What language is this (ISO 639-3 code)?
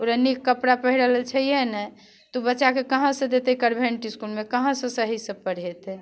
mai